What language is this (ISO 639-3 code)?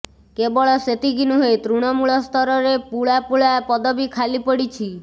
ori